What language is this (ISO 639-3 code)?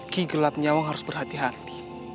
ind